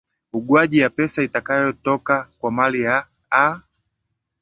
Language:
Swahili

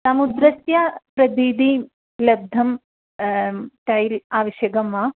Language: Sanskrit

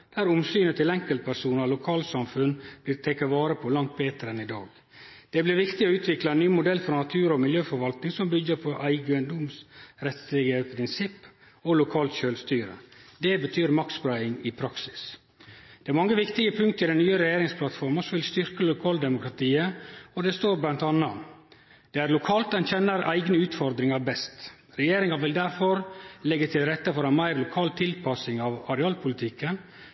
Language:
Norwegian Nynorsk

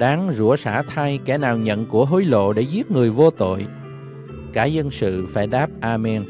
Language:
Vietnamese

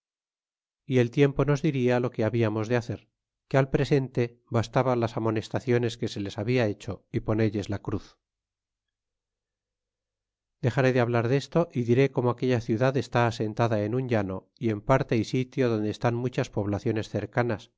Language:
Spanish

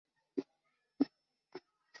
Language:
Chinese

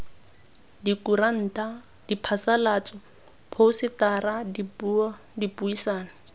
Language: Tswana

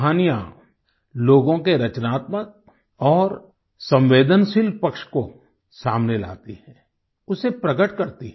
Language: Hindi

